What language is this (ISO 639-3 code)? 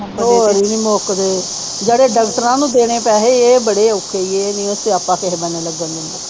pan